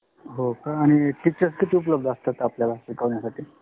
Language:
Marathi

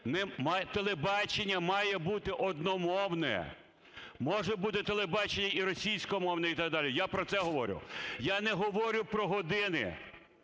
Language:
Ukrainian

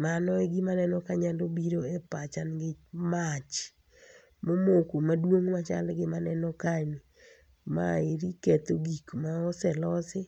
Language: Luo (Kenya and Tanzania)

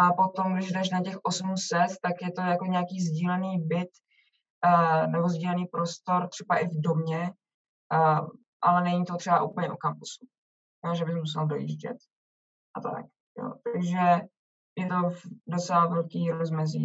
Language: Czech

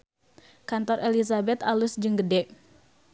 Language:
Sundanese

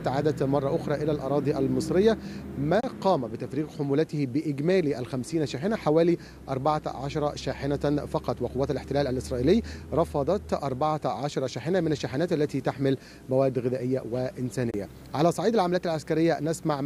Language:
Arabic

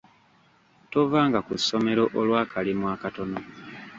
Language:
Ganda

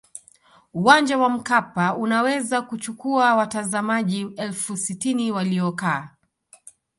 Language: Swahili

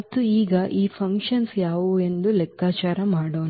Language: Kannada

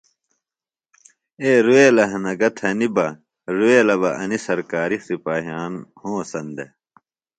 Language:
Phalura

